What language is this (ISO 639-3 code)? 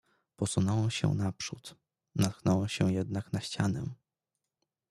pol